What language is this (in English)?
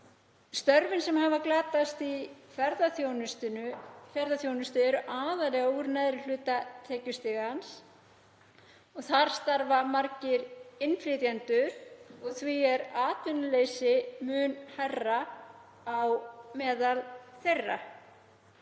Icelandic